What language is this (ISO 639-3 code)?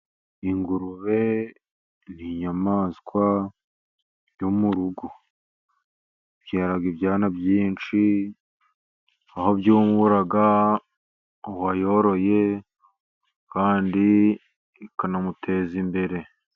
kin